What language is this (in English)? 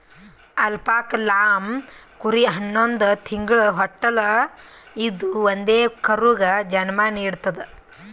Kannada